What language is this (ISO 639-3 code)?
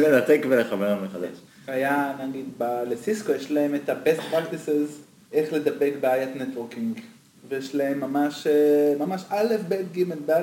heb